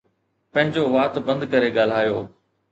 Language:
Sindhi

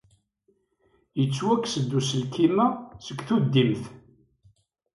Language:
Kabyle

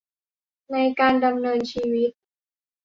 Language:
Thai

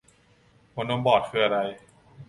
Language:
Thai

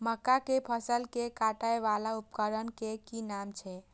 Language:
Maithili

